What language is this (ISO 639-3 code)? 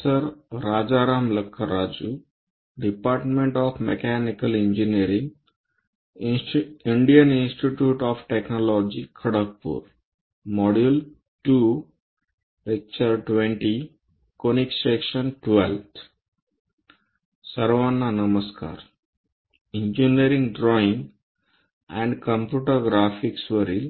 mar